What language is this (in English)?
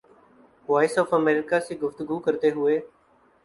Urdu